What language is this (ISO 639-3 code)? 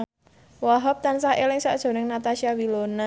jav